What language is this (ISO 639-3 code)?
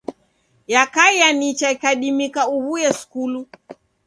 dav